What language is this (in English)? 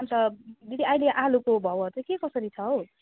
Nepali